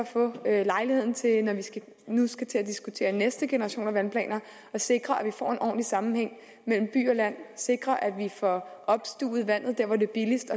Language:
Danish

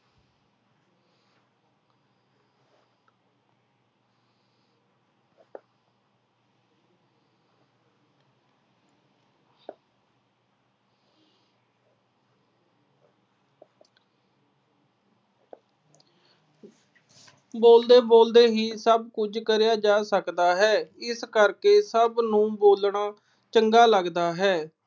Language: Punjabi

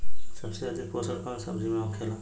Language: Bhojpuri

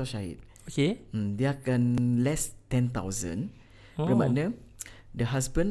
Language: Malay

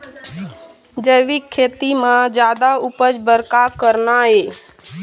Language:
Chhattisgarhi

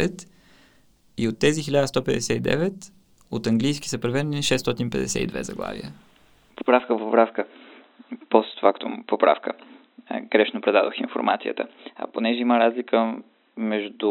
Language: Bulgarian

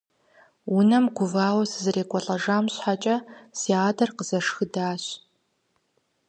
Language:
Kabardian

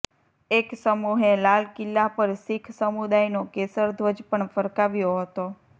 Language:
Gujarati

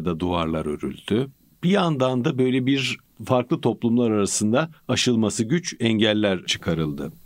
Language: Turkish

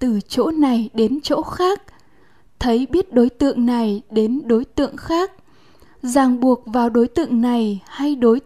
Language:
Vietnamese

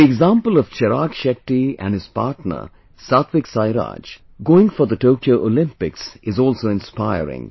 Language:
English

